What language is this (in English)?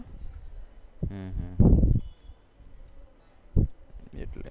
Gujarati